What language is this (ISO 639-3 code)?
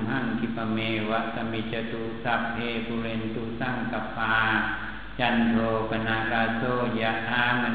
tha